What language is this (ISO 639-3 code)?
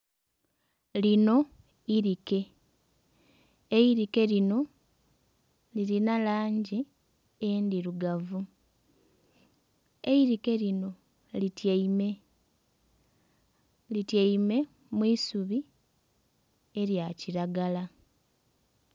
xog